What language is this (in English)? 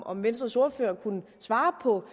Danish